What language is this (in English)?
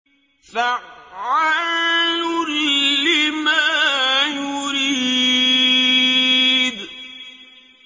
Arabic